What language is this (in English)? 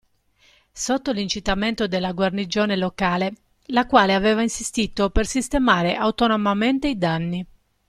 Italian